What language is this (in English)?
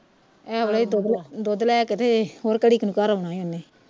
Punjabi